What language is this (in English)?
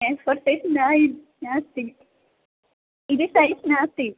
Sanskrit